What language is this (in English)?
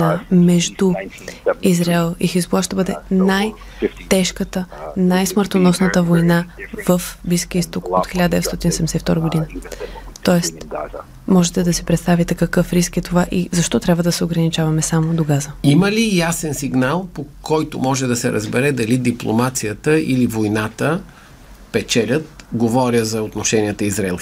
Bulgarian